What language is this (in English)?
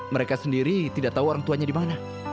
Indonesian